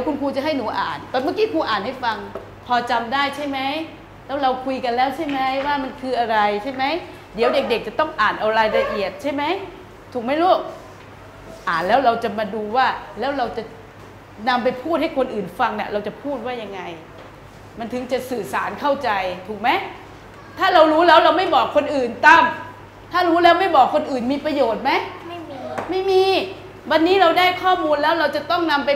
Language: Thai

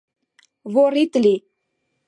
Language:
Mari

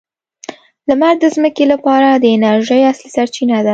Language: Pashto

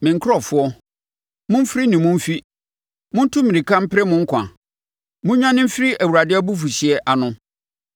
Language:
Akan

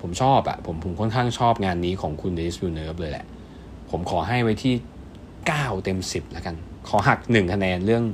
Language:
Thai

